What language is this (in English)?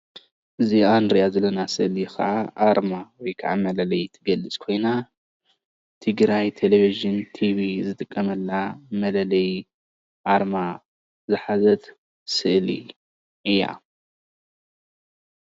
Tigrinya